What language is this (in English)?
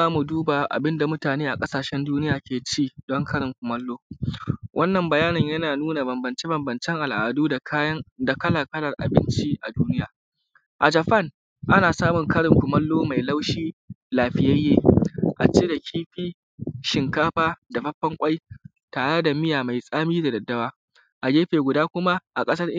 Hausa